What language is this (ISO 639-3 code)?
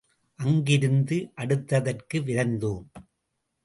tam